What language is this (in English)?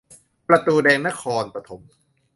Thai